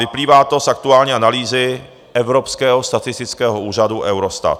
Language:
Czech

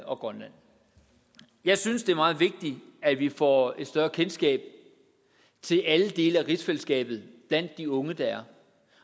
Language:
Danish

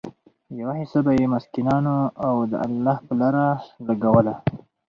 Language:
Pashto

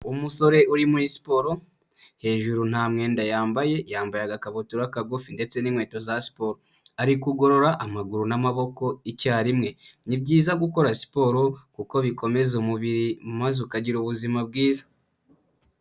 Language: Kinyarwanda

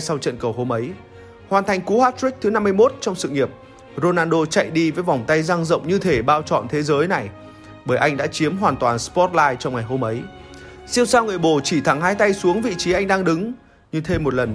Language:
Vietnamese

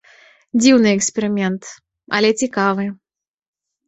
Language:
Belarusian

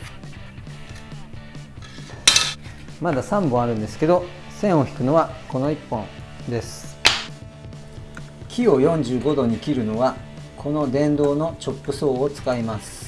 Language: Japanese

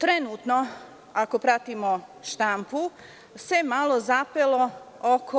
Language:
Serbian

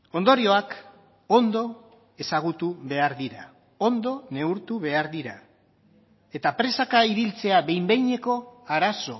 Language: Basque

